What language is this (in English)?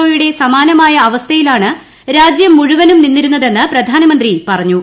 Malayalam